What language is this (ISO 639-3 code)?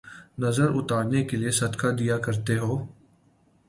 urd